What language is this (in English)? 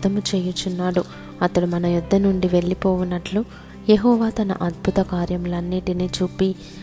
Telugu